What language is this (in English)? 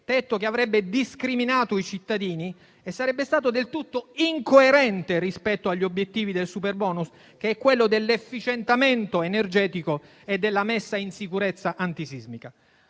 Italian